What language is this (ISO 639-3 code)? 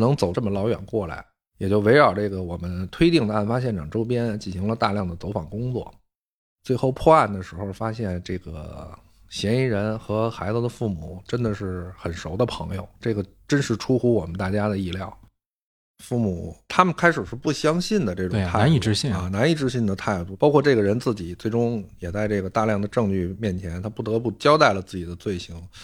zho